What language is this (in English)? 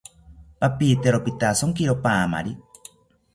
South Ucayali Ashéninka